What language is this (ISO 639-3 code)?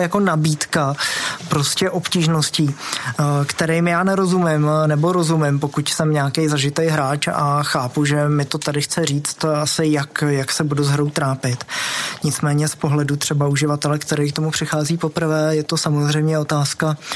ces